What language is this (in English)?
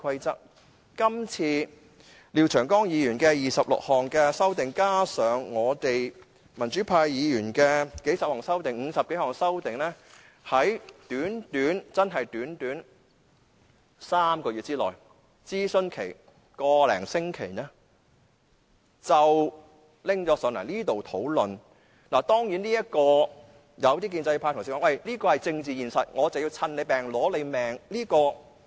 Cantonese